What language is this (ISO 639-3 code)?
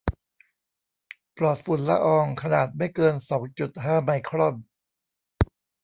tha